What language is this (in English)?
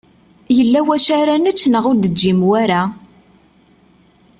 Kabyle